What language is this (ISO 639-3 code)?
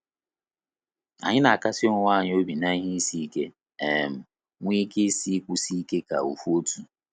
ibo